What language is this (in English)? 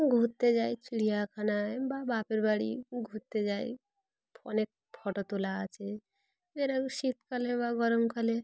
Bangla